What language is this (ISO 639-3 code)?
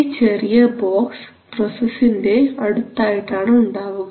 mal